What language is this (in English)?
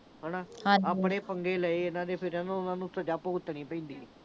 Punjabi